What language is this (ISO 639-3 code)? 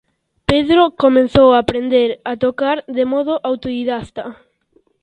glg